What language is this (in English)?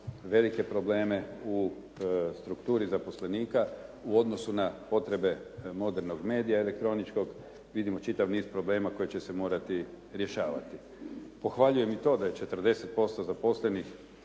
Croatian